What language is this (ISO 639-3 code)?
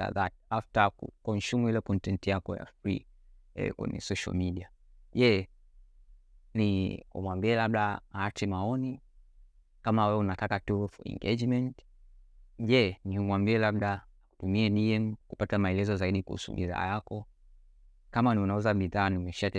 swa